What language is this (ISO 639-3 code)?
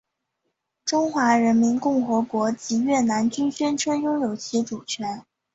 zho